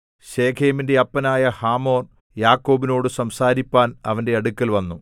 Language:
Malayalam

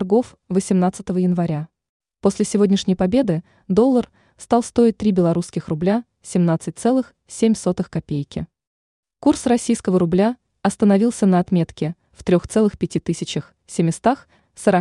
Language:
Russian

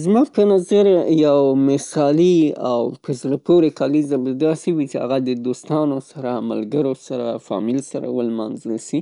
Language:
Pashto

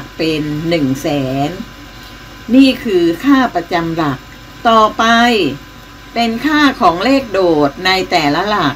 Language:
Thai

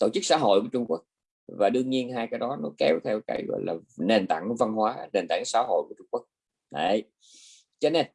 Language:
Vietnamese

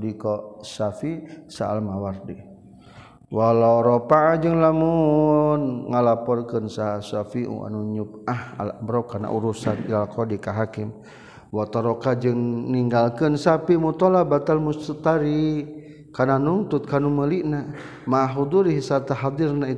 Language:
Malay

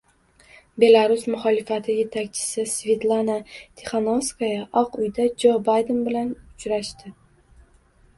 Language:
Uzbek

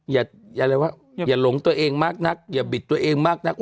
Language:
Thai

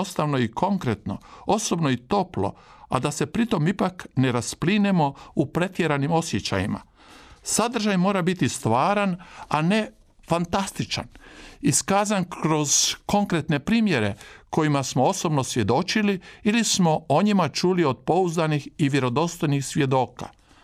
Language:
Croatian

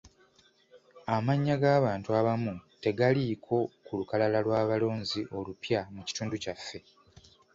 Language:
Ganda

